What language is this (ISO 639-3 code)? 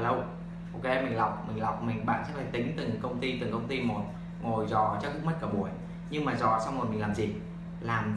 vie